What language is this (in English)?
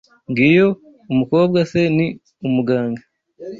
Kinyarwanda